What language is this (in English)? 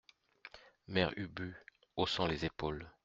French